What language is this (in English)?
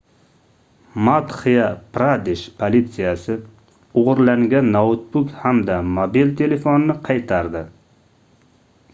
Uzbek